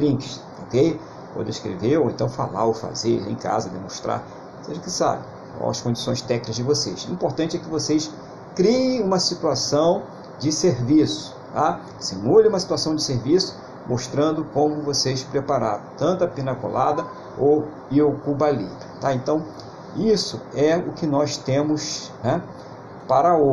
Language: Portuguese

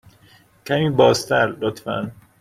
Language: Persian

